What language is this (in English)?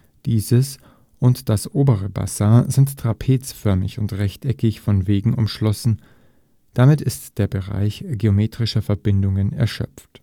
German